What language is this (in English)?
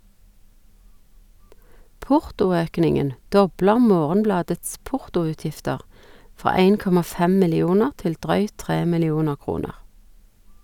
Norwegian